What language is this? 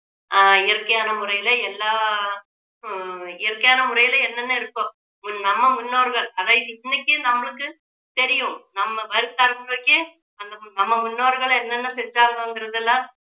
Tamil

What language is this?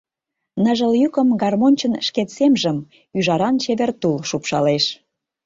Mari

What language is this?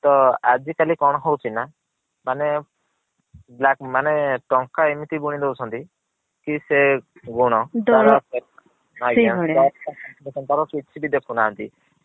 Odia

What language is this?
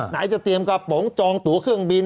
Thai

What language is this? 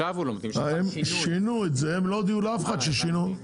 Hebrew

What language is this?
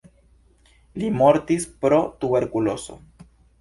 Esperanto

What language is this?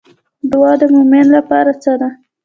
Pashto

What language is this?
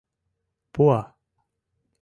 Mari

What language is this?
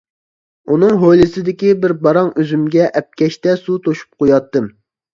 Uyghur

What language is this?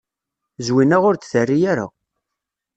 Kabyle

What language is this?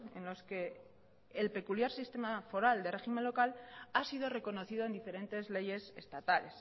Spanish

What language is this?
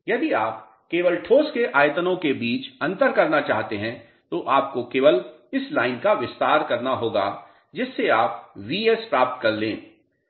Hindi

